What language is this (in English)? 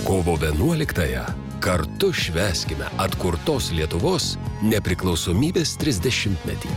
Lithuanian